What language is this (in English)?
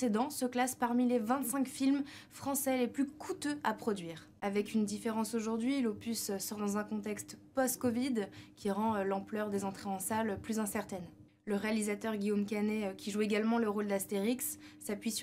French